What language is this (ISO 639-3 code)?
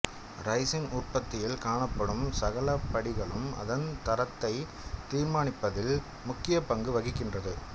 tam